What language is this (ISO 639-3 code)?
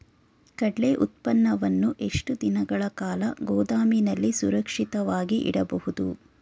kan